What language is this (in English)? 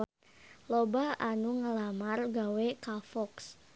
Sundanese